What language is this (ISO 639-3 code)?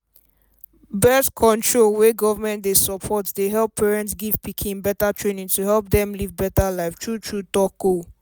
pcm